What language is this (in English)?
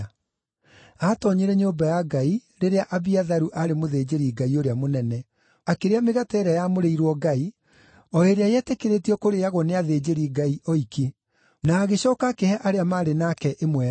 Kikuyu